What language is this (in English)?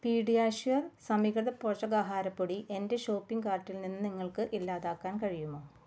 Malayalam